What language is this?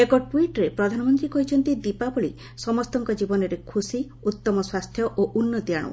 Odia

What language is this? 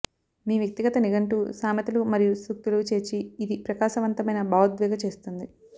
Telugu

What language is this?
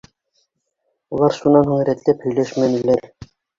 Bashkir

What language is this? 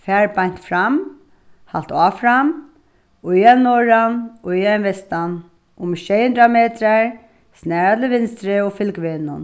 Faroese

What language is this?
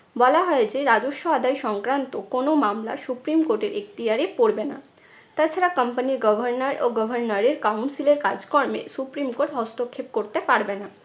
Bangla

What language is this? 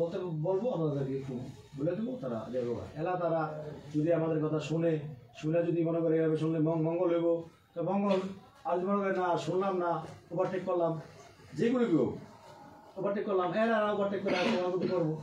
Arabic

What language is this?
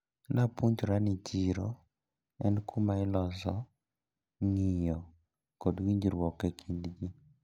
Luo (Kenya and Tanzania)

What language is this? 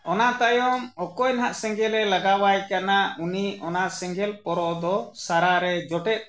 Santali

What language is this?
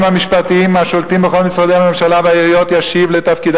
Hebrew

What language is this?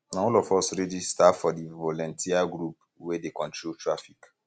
Nigerian Pidgin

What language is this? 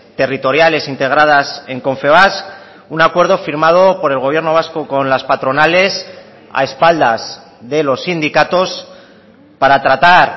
Spanish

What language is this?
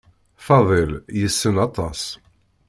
Kabyle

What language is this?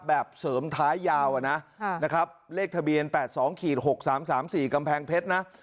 Thai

